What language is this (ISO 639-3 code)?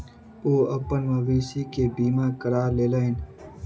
mai